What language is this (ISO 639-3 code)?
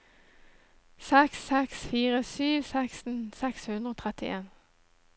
nor